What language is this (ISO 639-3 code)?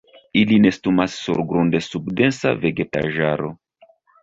epo